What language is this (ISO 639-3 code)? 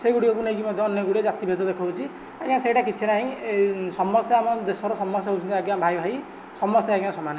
ori